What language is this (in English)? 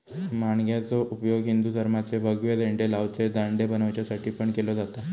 Marathi